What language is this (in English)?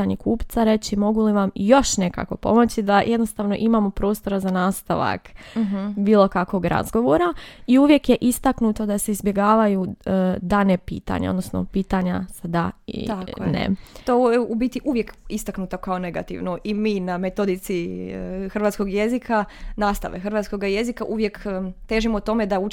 Croatian